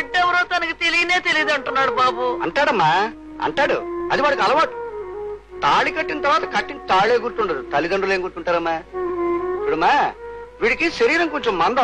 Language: Romanian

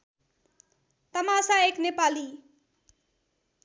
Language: Nepali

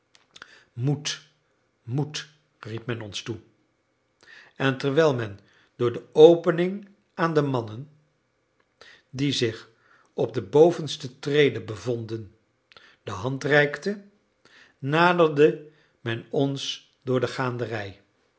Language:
Dutch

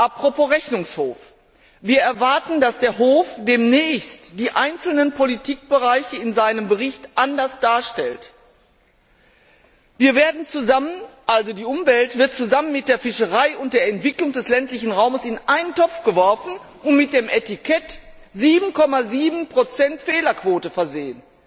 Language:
German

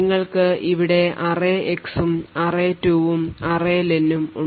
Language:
Malayalam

